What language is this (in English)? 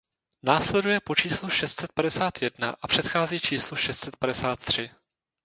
Czech